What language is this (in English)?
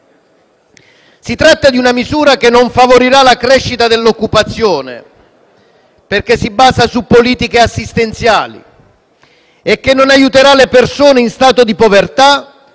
Italian